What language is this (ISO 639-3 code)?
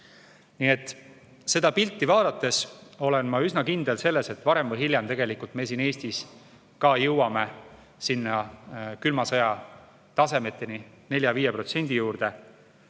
est